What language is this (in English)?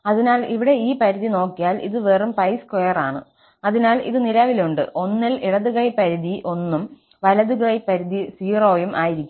Malayalam